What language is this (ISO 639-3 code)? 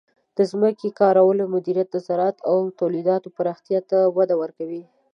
pus